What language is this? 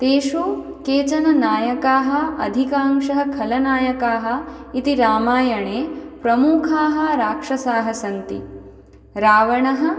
Sanskrit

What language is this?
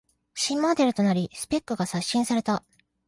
Japanese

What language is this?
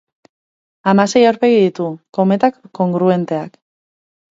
Basque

